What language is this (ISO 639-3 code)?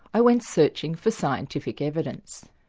eng